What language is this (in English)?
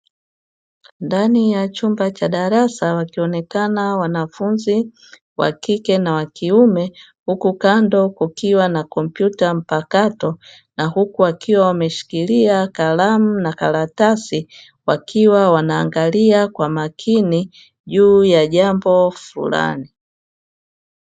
Swahili